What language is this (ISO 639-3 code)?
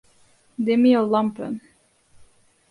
fry